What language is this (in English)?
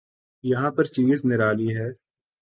Urdu